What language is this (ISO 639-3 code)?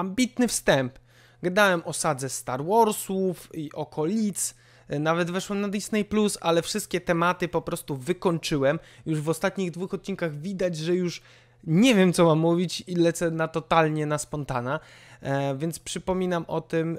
pol